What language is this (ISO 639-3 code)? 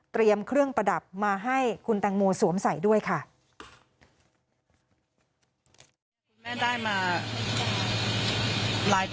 tha